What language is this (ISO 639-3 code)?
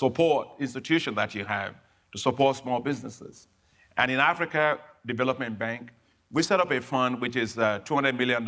eng